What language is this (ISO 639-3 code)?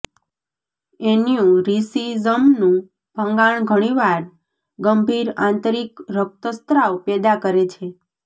guj